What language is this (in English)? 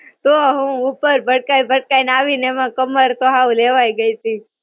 Gujarati